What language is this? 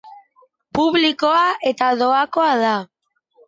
Basque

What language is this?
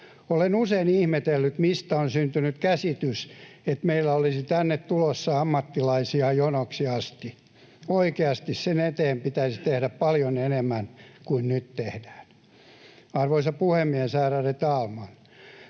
Finnish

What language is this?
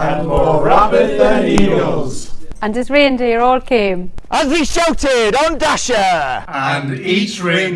English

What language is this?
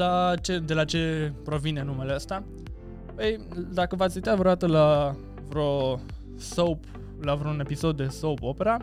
Romanian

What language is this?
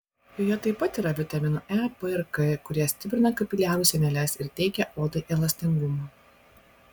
Lithuanian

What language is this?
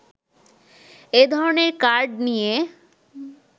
Bangla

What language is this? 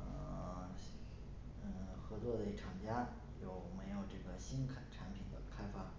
Chinese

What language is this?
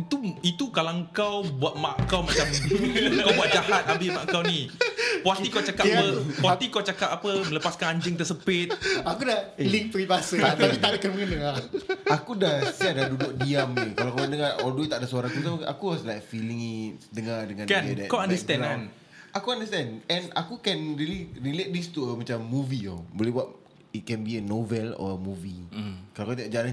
Malay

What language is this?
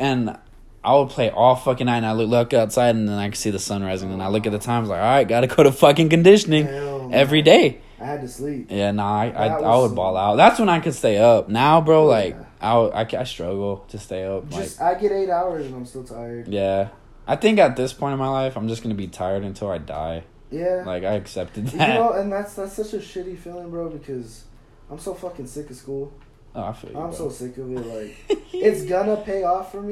English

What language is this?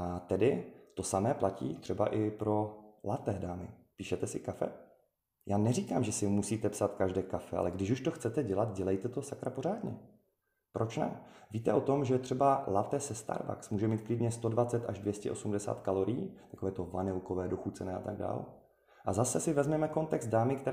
Czech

